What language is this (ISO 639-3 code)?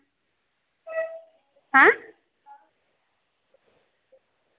doi